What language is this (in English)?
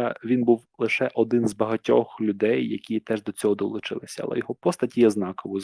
Ukrainian